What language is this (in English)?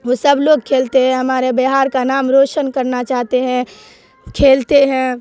Urdu